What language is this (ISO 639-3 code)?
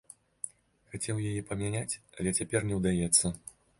bel